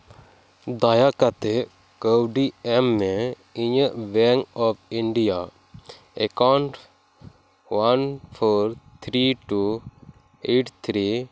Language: Santali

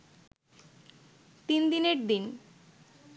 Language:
Bangla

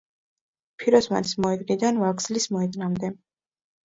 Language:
Georgian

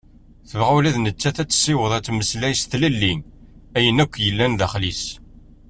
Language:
Kabyle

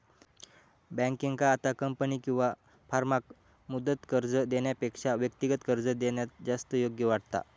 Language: Marathi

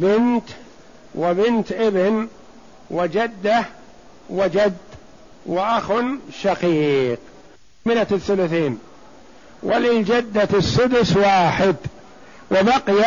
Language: Arabic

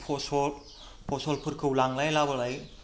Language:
Bodo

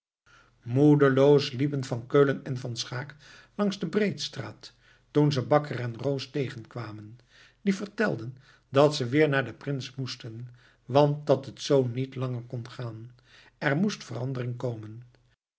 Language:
Dutch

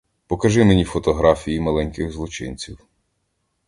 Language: Ukrainian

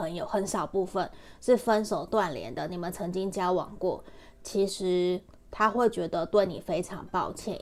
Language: Chinese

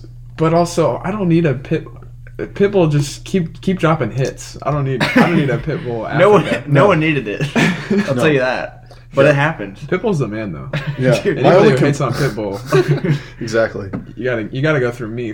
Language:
English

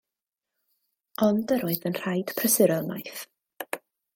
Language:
Welsh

